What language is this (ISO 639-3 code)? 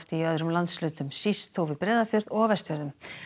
isl